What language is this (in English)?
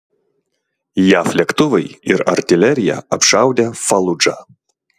Lithuanian